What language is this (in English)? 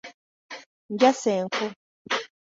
Ganda